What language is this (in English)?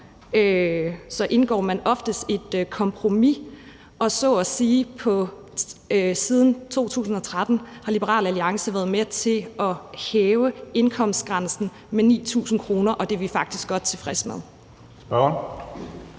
Danish